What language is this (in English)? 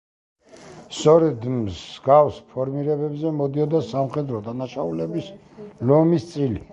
Georgian